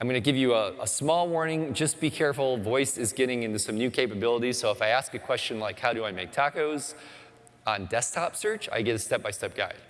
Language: English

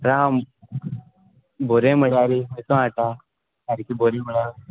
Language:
Konkani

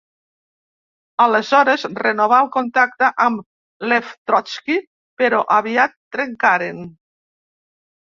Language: Catalan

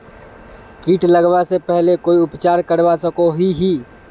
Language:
Magahi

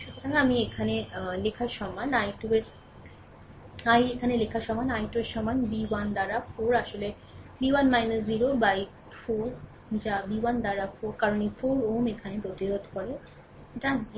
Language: Bangla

